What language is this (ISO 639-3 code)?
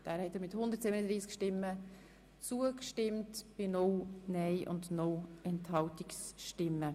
gsw